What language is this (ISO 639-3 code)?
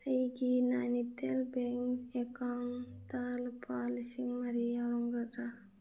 mni